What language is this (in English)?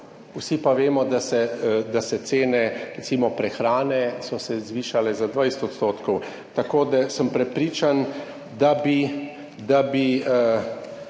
Slovenian